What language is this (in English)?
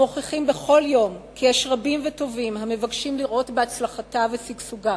Hebrew